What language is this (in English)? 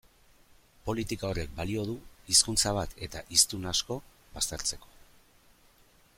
Basque